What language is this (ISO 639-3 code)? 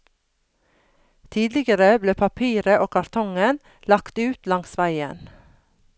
nor